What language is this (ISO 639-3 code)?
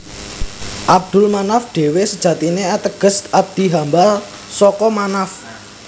jav